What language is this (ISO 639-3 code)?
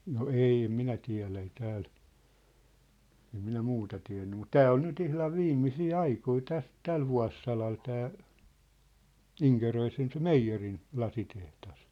fin